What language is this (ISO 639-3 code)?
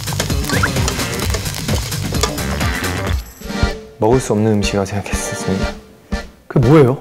kor